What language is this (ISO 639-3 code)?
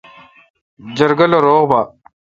xka